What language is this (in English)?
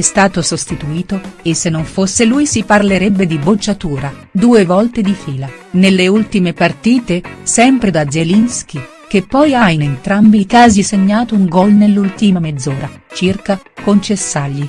Italian